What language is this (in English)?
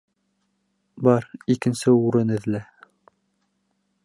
Bashkir